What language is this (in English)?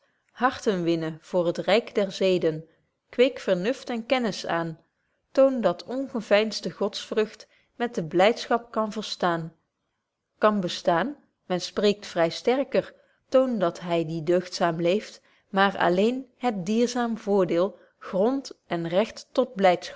Dutch